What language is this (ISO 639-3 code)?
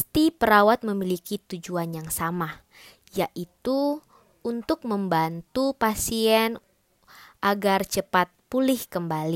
ind